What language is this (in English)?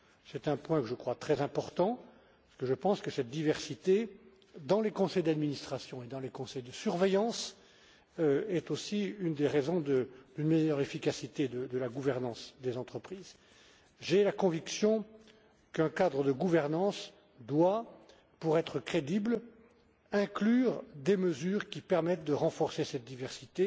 French